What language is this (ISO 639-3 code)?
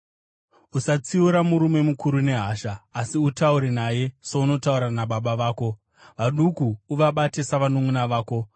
sna